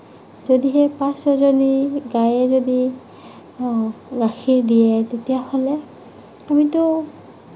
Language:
Assamese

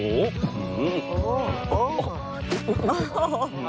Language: Thai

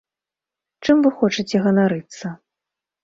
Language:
Belarusian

